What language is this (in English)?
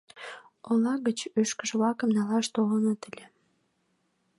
Mari